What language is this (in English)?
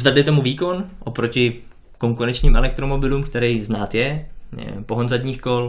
Czech